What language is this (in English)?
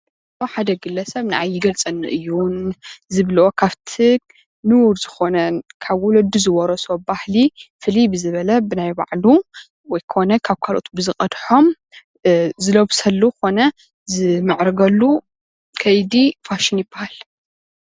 Tigrinya